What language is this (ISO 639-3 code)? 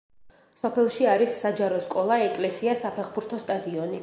kat